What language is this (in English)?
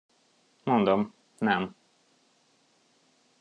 Hungarian